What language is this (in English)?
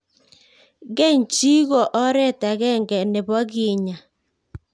Kalenjin